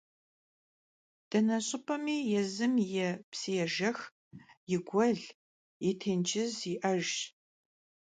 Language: Kabardian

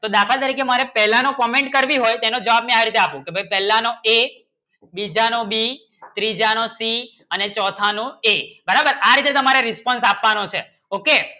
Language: Gujarati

